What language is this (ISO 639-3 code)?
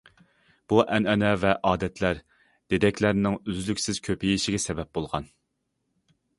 uig